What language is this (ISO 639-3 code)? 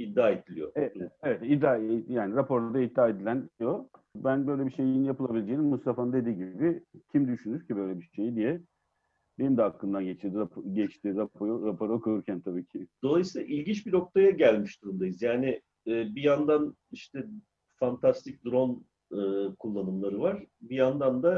tur